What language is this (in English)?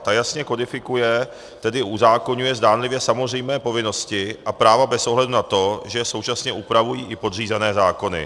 Czech